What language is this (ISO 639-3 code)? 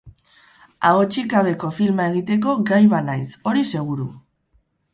eus